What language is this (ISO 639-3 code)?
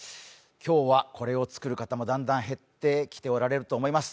jpn